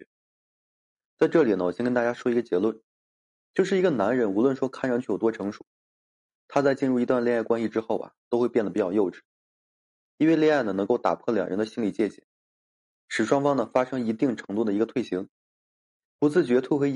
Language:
Chinese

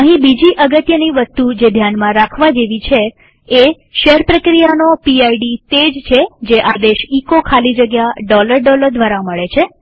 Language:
Gujarati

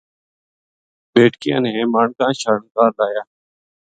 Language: Gujari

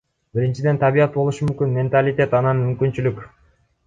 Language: Kyrgyz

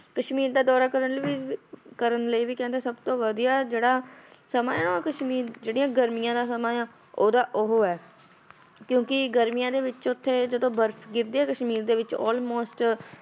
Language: Punjabi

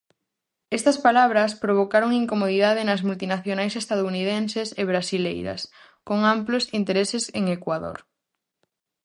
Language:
Galician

